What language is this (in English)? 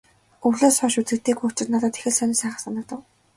Mongolian